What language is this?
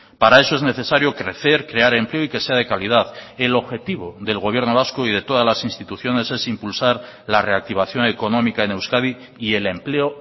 Spanish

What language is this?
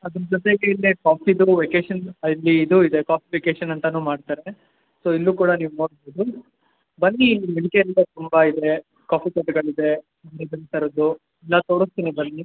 Kannada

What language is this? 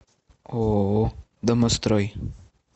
Russian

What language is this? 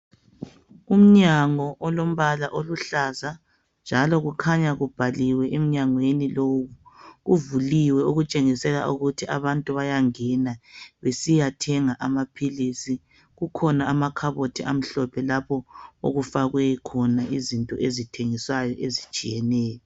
North Ndebele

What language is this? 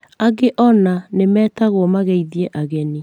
Kikuyu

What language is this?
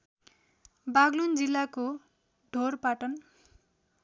Nepali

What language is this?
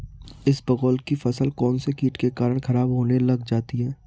Hindi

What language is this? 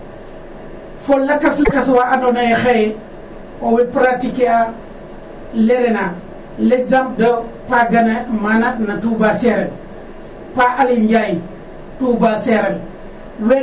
Serer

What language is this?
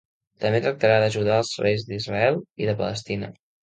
Catalan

